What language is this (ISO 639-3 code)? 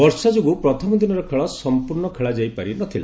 ori